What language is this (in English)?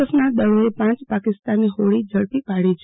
Gujarati